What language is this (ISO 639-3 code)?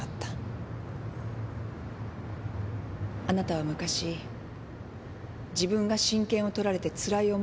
jpn